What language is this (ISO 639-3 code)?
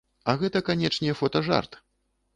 bel